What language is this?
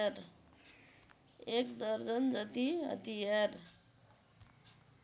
Nepali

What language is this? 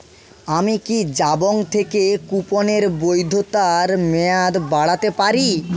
Bangla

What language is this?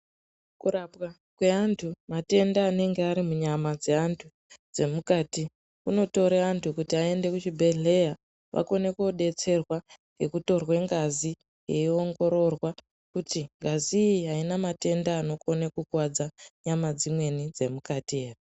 Ndau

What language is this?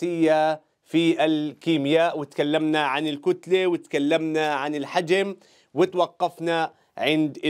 Arabic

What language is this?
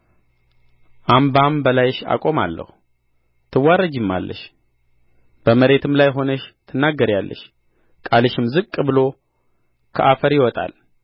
Amharic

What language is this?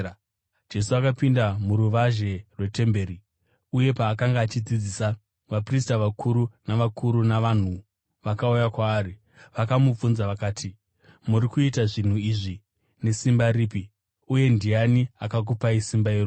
Shona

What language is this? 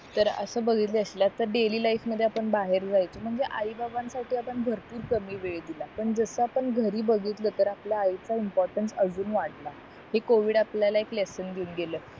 Marathi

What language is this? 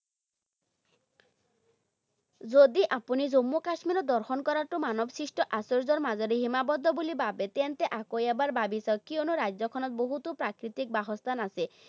Assamese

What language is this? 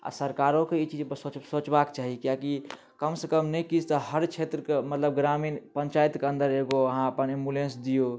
Maithili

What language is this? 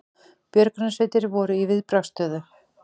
Icelandic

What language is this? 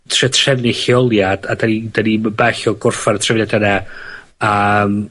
Welsh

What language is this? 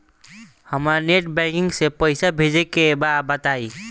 Bhojpuri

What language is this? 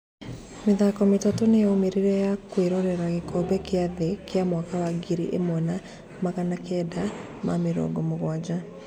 Kikuyu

